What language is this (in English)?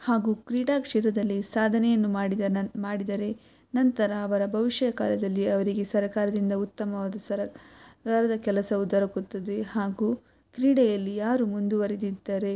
Kannada